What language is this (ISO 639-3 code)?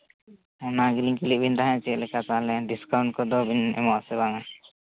sat